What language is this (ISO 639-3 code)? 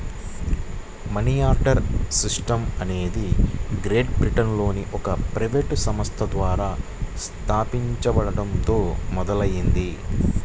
tel